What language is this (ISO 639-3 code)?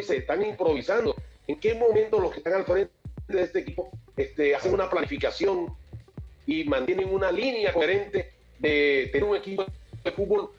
spa